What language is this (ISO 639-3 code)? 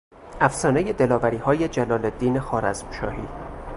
fas